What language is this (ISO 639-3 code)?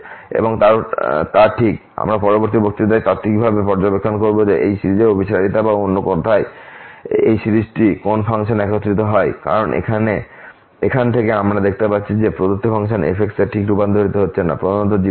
ben